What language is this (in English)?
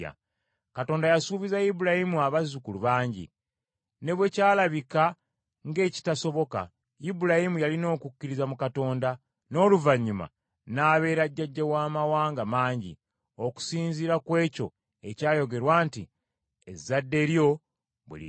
Ganda